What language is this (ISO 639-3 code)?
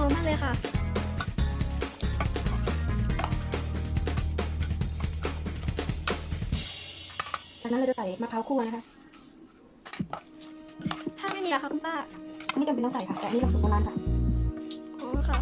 tha